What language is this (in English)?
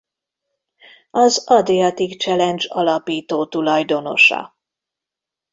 Hungarian